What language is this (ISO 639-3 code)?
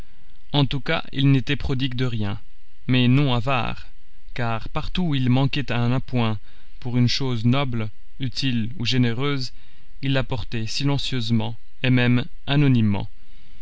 fra